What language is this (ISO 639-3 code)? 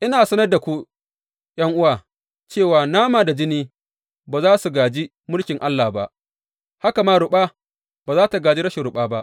hau